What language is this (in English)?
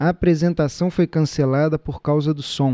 Portuguese